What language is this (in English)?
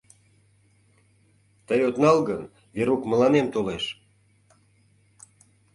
Mari